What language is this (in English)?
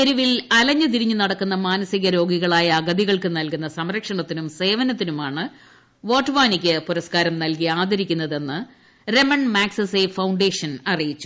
Malayalam